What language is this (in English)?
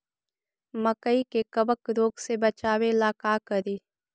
Magahi